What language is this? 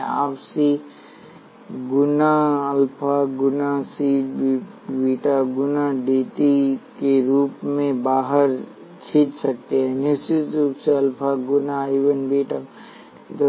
Hindi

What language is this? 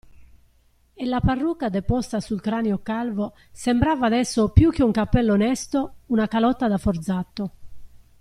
Italian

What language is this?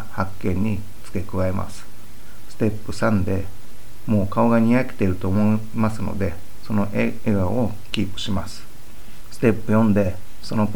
Japanese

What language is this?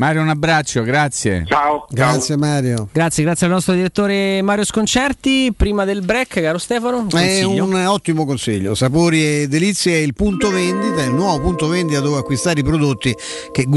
Italian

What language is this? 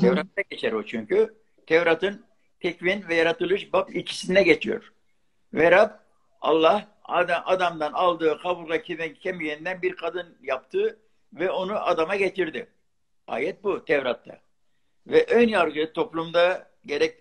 Turkish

